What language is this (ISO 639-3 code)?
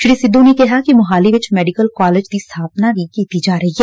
pan